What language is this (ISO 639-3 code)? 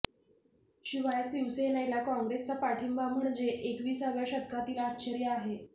mar